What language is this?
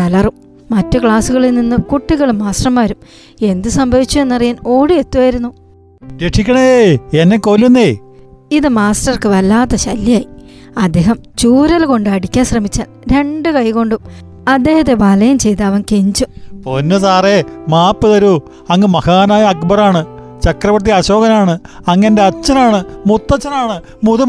Malayalam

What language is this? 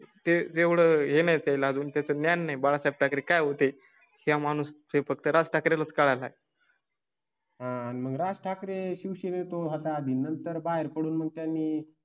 Marathi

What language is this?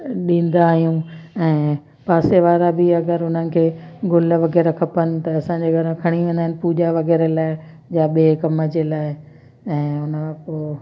Sindhi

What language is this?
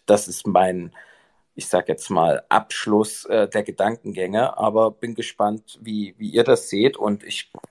German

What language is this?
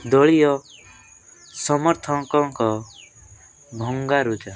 Odia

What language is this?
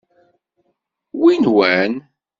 Kabyle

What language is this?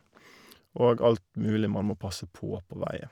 Norwegian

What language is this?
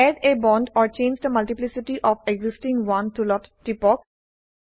Assamese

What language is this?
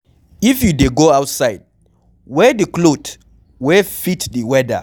Nigerian Pidgin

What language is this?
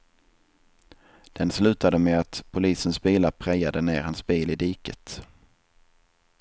Swedish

